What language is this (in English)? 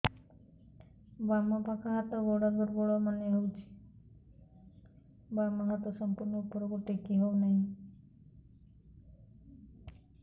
Odia